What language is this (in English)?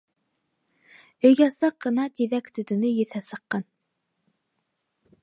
Bashkir